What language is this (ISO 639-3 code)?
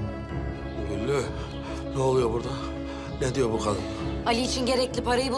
tur